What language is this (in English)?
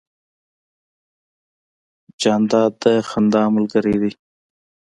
Pashto